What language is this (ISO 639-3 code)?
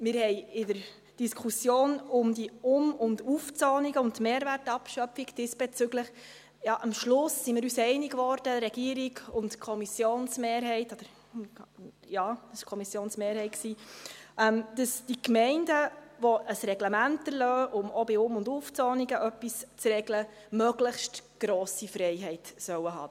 gsw